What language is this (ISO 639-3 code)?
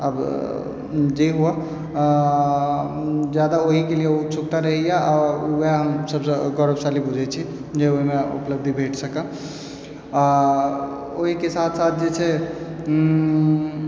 mai